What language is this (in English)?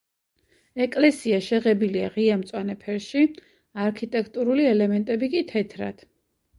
Georgian